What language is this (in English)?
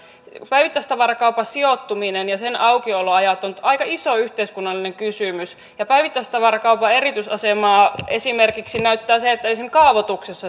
Finnish